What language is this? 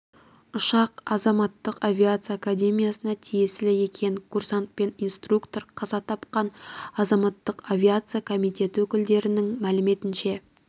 Kazakh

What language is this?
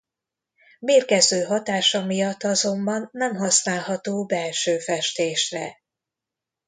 Hungarian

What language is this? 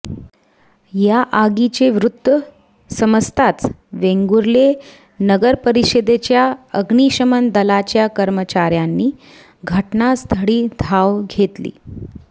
Marathi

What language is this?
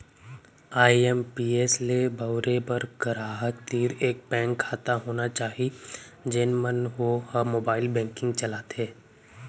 Chhattisgarhi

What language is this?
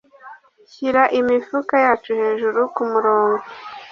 Kinyarwanda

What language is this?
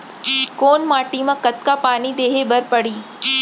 Chhattisgarhi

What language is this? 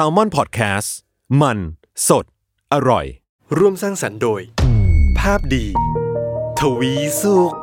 Thai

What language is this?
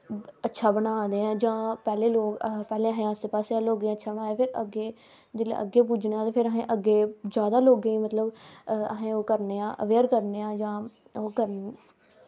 Dogri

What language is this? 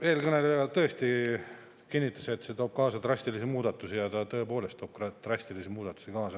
Estonian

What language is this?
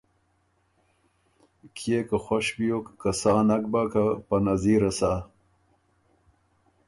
Ormuri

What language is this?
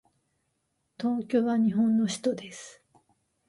Japanese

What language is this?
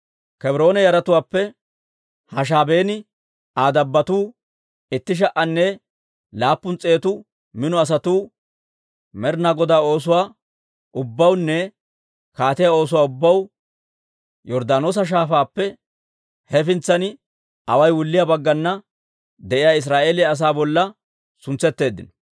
Dawro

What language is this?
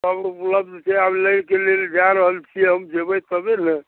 Maithili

